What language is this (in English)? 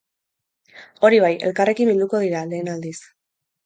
Basque